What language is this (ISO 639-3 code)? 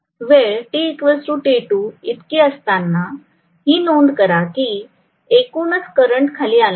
mar